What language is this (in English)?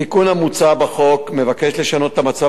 Hebrew